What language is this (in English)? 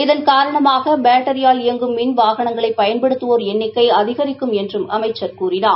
Tamil